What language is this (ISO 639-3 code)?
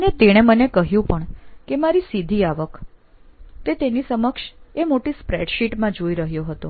guj